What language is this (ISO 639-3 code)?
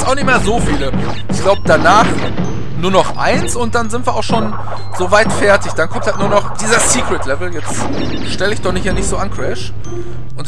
deu